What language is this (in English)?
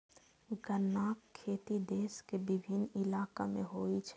Maithili